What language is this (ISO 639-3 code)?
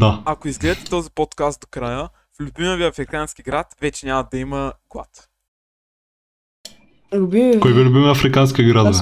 bul